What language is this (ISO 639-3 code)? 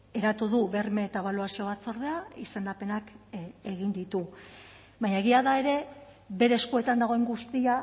eus